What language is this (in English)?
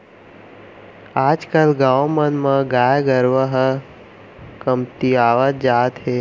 Chhattisgarhi